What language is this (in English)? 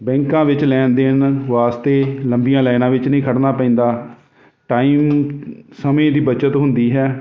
Punjabi